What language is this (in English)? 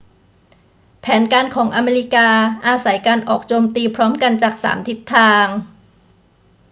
Thai